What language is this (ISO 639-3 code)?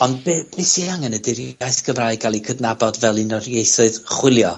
cym